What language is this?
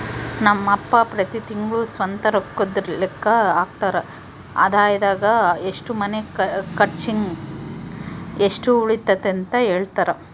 Kannada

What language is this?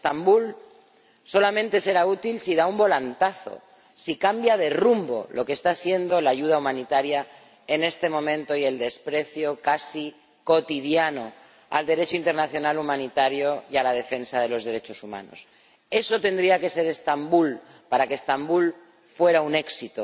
Spanish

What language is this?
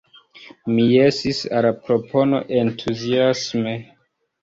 Esperanto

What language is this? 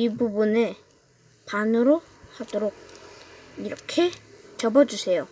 Korean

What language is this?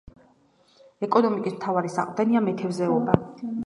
Georgian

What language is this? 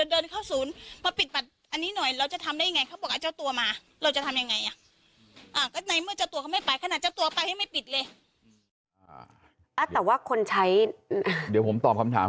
Thai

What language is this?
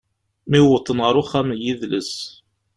Kabyle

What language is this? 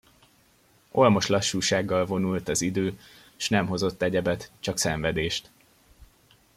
Hungarian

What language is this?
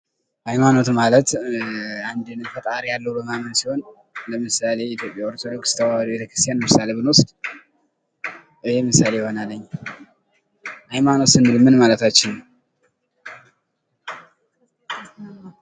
Amharic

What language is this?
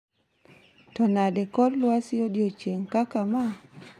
Luo (Kenya and Tanzania)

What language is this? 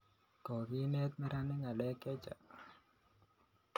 Kalenjin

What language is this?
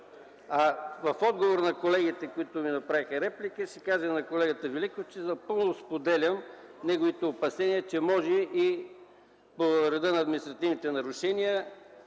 Bulgarian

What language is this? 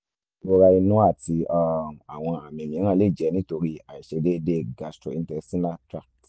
Yoruba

